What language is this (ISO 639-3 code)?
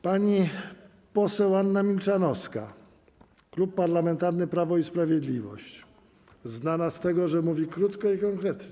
pol